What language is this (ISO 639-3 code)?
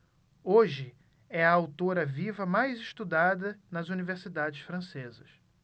por